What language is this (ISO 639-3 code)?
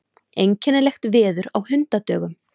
isl